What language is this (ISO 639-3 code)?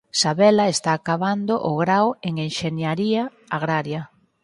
glg